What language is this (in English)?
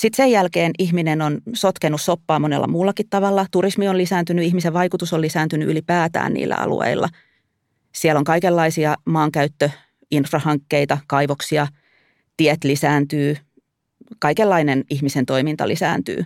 Finnish